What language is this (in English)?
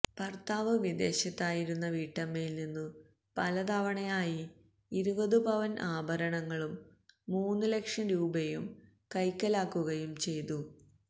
Malayalam